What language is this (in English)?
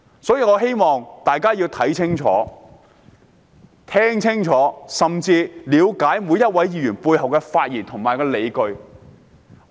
Cantonese